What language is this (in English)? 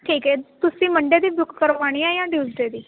Punjabi